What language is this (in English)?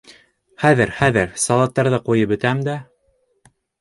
Bashkir